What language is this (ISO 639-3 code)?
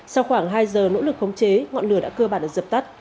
vie